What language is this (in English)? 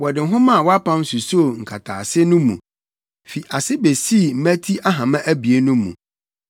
Akan